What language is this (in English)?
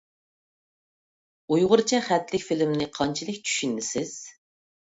Uyghur